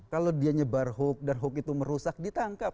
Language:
Indonesian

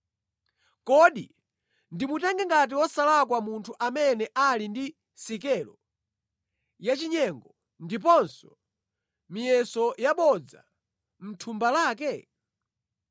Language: Nyanja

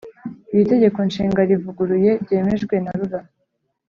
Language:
Kinyarwanda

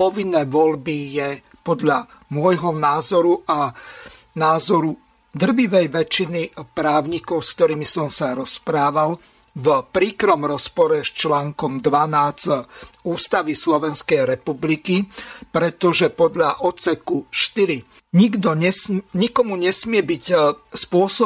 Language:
Slovak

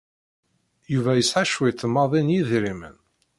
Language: Kabyle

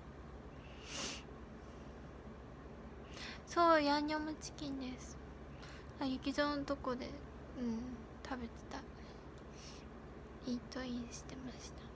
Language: Japanese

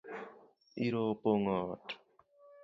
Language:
Luo (Kenya and Tanzania)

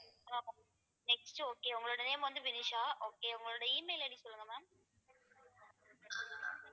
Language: Tamil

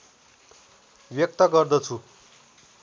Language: Nepali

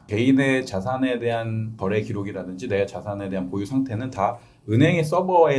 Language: Korean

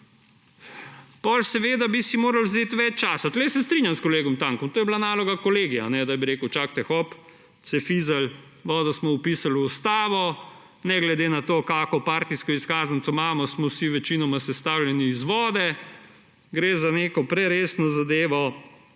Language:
Slovenian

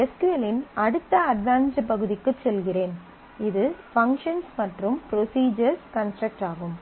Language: Tamil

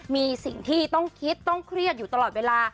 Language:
Thai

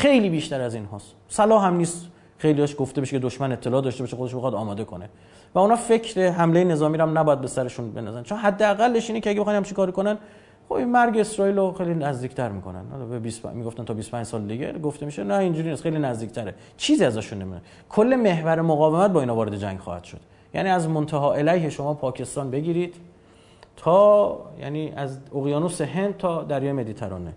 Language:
Persian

